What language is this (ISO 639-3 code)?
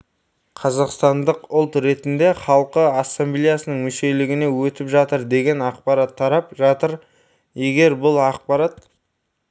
kaz